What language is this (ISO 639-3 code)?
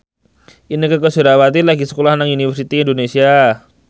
jav